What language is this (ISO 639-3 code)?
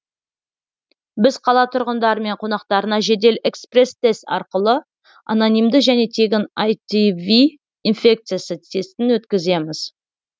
kaz